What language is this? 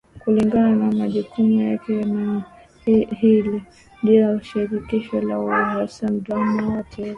Swahili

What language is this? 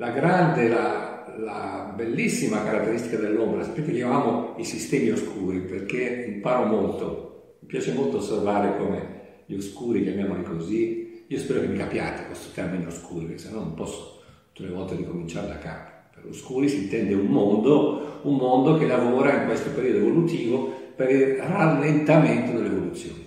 Italian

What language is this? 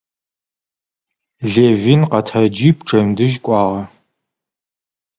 Russian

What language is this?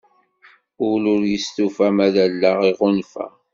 Kabyle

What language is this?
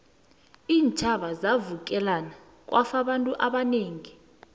South Ndebele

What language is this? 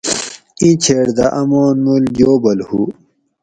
Gawri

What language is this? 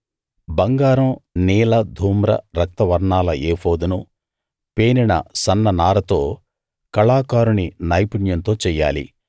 Telugu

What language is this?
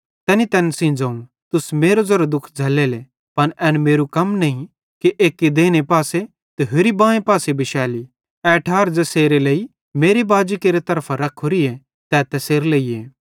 Bhadrawahi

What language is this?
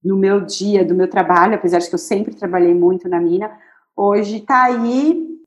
Portuguese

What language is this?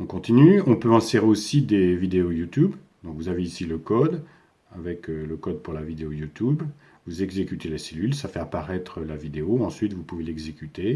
French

